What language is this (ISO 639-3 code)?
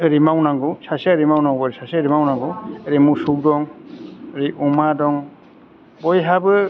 brx